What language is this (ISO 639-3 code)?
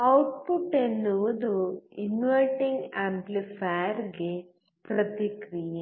kan